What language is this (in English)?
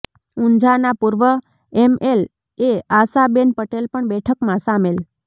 Gujarati